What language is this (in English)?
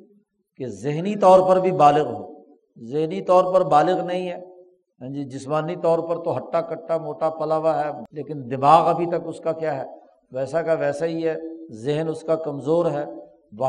Urdu